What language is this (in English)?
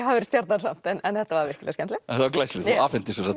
Icelandic